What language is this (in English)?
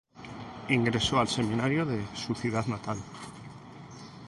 Spanish